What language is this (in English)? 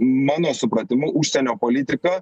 Lithuanian